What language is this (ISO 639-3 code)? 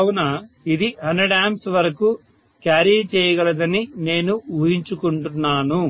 tel